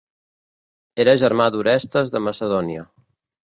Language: Catalan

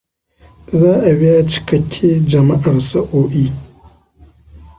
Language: Hausa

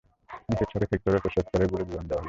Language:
Bangla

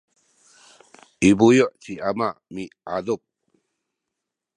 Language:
Sakizaya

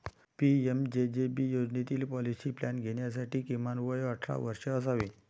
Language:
Marathi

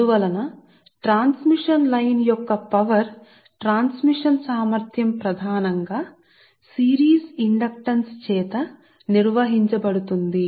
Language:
Telugu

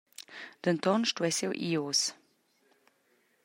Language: Romansh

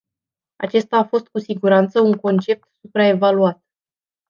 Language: Romanian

